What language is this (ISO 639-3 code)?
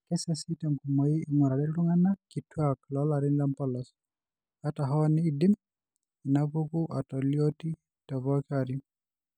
mas